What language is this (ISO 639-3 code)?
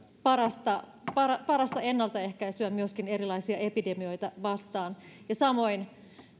fin